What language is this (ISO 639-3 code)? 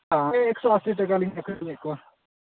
sat